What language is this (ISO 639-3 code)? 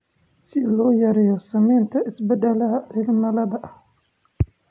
som